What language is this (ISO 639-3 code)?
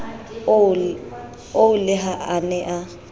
sot